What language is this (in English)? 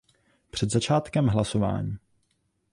Czech